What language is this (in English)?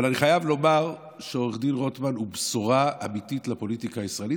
Hebrew